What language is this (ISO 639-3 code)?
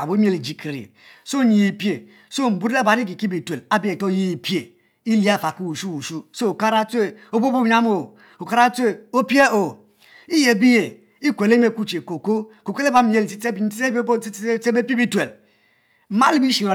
mfo